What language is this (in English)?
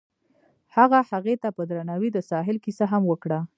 Pashto